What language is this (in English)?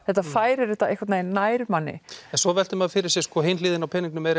Icelandic